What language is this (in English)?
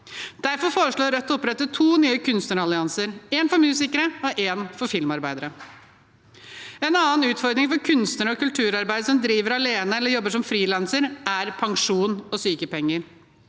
Norwegian